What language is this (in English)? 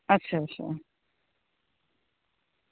Dogri